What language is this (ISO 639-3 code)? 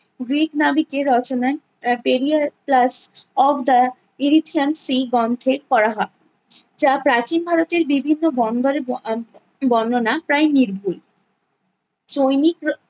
ben